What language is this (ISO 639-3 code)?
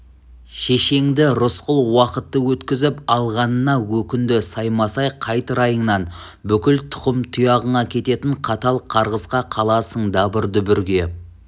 kaz